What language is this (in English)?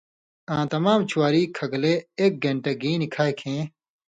Indus Kohistani